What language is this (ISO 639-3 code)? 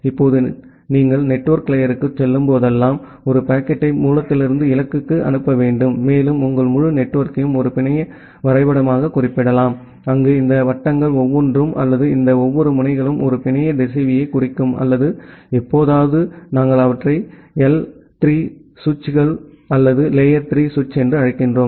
tam